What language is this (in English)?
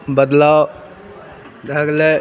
Maithili